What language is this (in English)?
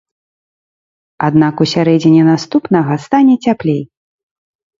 Belarusian